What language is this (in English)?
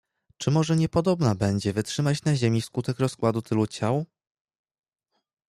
Polish